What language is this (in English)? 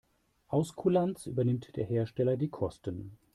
German